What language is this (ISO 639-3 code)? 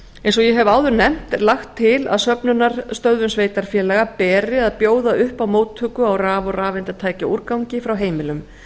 isl